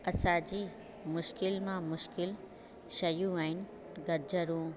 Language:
Sindhi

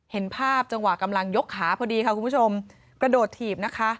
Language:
Thai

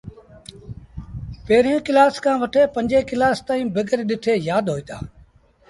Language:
Sindhi Bhil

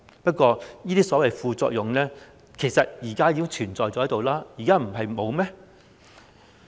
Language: Cantonese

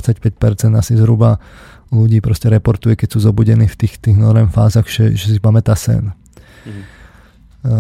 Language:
Slovak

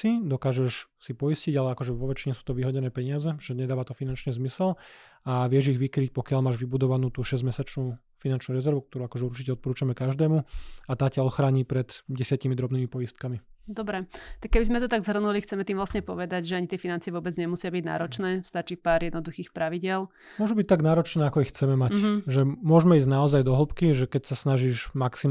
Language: Slovak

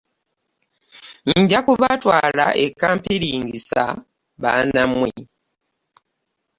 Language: Ganda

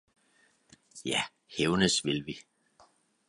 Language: Danish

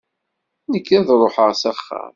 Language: Kabyle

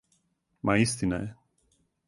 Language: Serbian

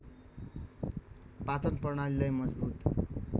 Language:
Nepali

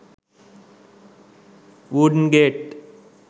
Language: Sinhala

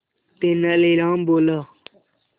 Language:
Hindi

